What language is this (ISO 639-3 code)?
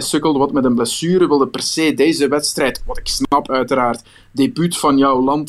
nld